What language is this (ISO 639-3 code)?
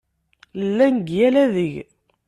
kab